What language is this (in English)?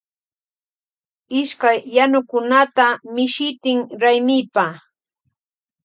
Loja Highland Quichua